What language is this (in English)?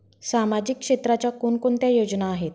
Marathi